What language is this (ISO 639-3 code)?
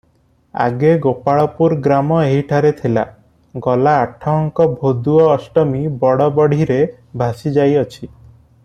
ori